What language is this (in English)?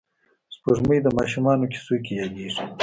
Pashto